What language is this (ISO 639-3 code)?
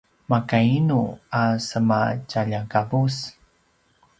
pwn